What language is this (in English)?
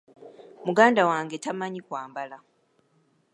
Ganda